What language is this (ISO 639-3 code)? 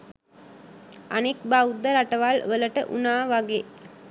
sin